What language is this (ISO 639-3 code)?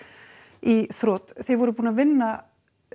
isl